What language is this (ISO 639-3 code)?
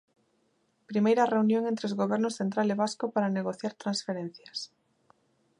glg